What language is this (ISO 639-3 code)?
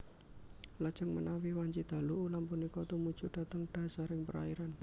jav